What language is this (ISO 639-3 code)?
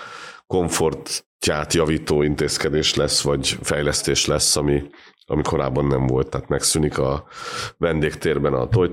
hun